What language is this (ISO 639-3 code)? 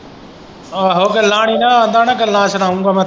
pan